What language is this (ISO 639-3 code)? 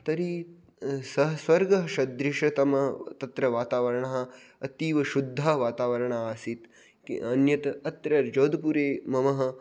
san